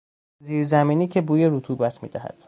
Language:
Persian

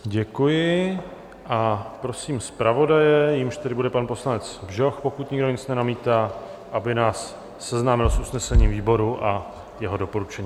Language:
Czech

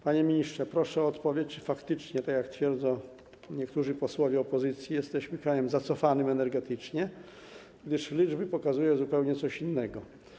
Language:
Polish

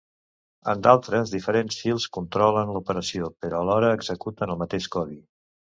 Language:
Catalan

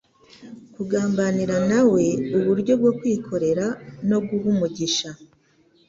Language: Kinyarwanda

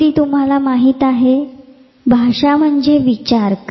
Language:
Marathi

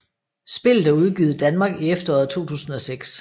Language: Danish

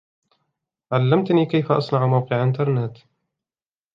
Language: Arabic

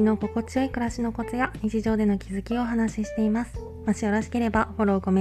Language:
Japanese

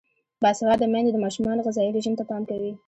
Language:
Pashto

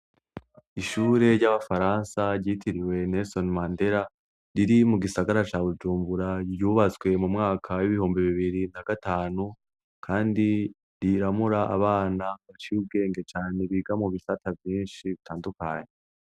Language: Rundi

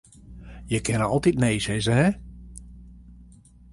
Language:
Western Frisian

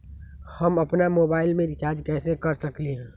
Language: Magahi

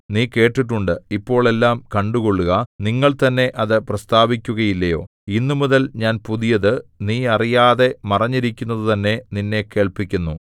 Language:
Malayalam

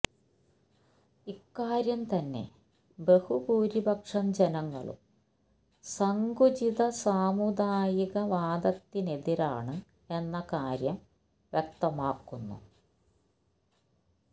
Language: Malayalam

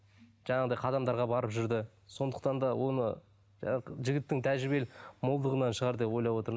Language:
Kazakh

